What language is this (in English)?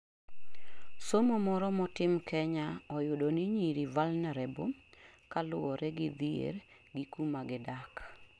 Luo (Kenya and Tanzania)